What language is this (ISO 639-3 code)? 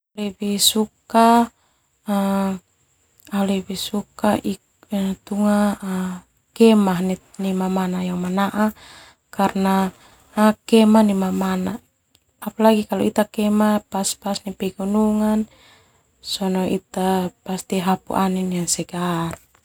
twu